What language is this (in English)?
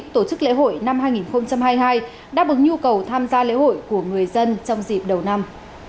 Vietnamese